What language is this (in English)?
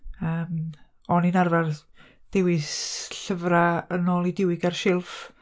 Welsh